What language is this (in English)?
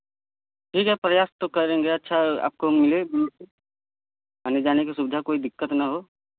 Hindi